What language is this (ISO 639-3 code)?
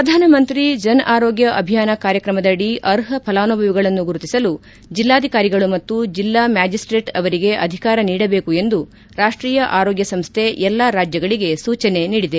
kan